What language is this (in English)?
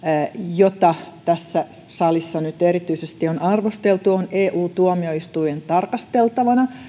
Finnish